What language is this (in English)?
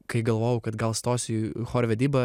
Lithuanian